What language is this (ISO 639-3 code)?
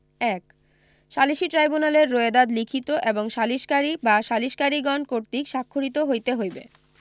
ben